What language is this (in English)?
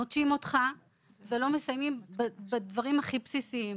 Hebrew